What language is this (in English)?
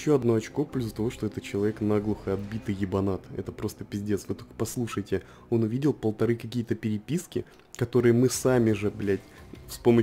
Russian